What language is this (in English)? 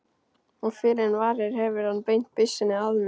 Icelandic